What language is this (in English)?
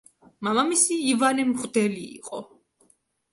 Georgian